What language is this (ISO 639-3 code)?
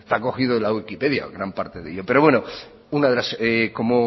spa